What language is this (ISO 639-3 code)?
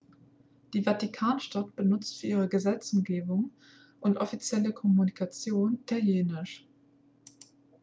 deu